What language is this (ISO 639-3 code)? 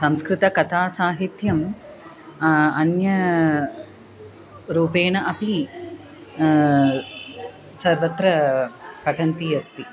san